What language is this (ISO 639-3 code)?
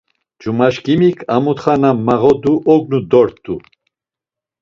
lzz